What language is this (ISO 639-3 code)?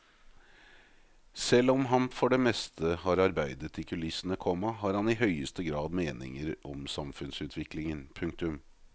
nor